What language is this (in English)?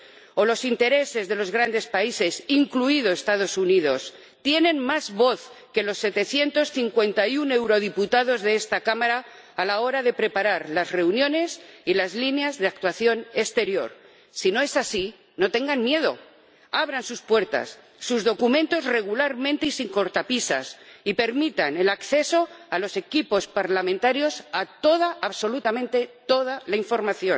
Spanish